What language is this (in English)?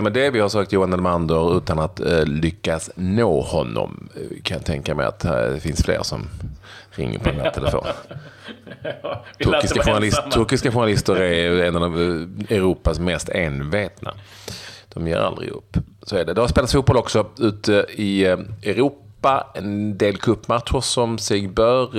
Swedish